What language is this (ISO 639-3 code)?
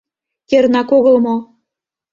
chm